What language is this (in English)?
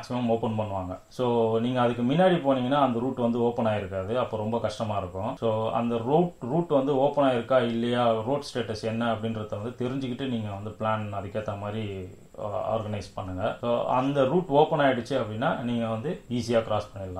Thai